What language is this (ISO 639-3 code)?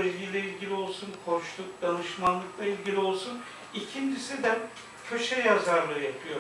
tur